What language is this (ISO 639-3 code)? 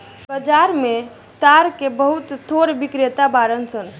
bho